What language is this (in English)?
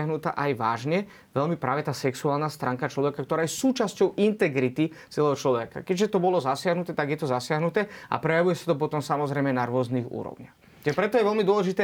Slovak